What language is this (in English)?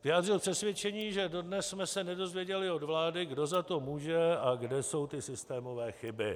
Czech